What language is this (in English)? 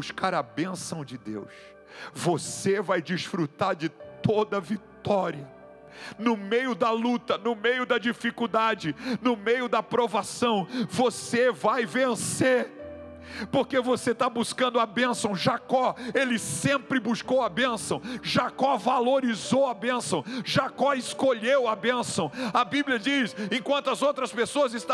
Portuguese